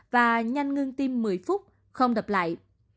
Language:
Vietnamese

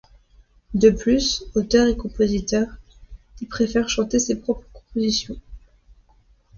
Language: French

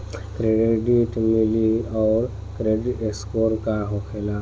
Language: Bhojpuri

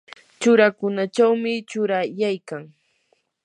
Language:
Yanahuanca Pasco Quechua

